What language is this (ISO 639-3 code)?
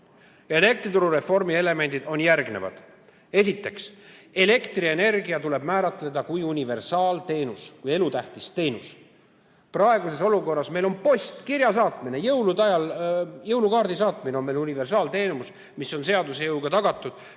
est